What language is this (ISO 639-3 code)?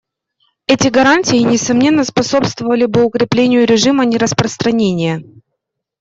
rus